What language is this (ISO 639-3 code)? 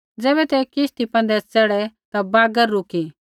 kfx